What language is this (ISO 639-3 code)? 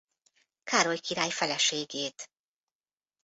hun